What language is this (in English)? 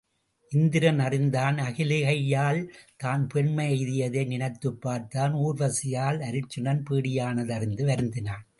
Tamil